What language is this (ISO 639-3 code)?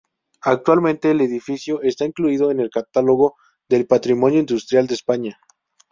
spa